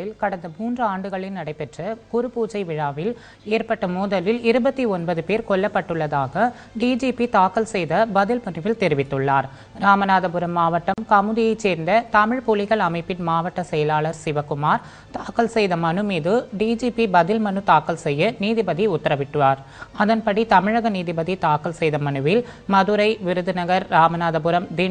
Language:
Romanian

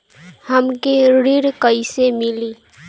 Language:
Bhojpuri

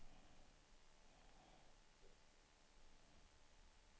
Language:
Swedish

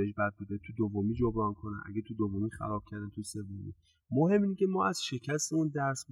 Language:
Persian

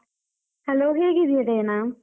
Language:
Kannada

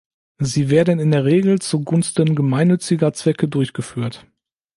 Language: German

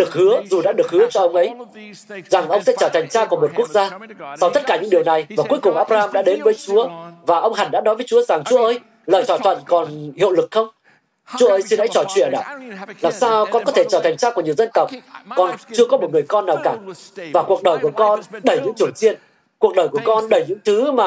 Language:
Vietnamese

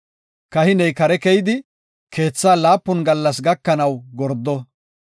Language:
Gofa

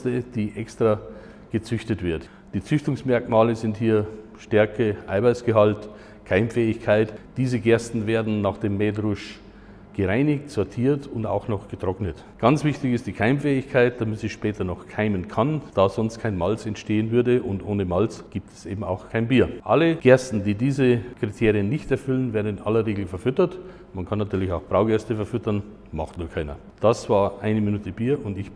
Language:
German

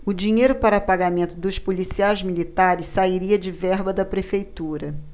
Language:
Portuguese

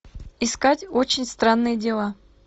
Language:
Russian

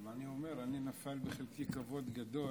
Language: Hebrew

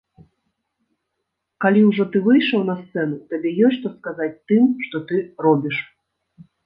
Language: Belarusian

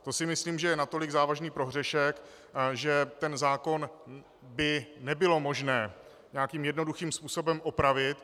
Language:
Czech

